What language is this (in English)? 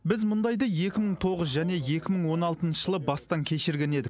Kazakh